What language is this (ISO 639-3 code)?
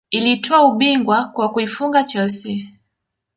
swa